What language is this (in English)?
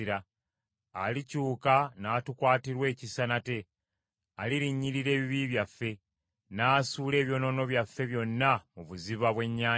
Ganda